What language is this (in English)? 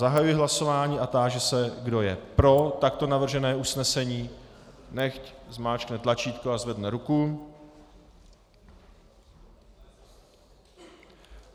Czech